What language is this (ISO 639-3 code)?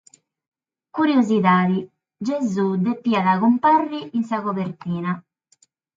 srd